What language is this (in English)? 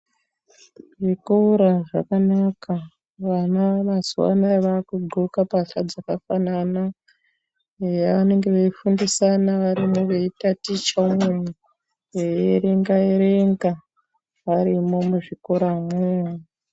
Ndau